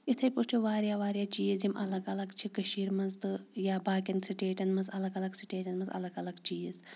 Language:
Kashmiri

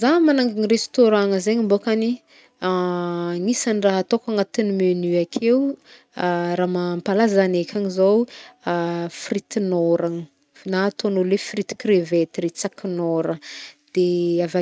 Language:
Northern Betsimisaraka Malagasy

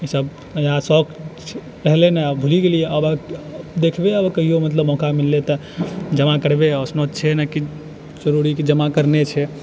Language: Maithili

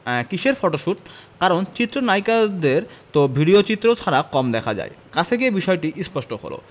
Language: Bangla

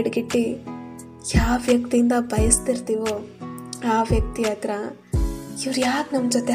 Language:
Kannada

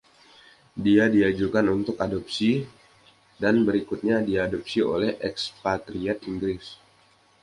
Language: Indonesian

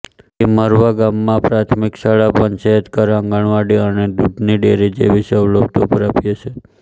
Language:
Gujarati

